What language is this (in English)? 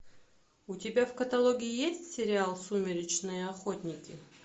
Russian